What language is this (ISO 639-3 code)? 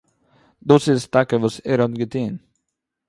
yid